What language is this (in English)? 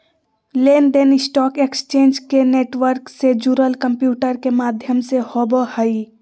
Magahi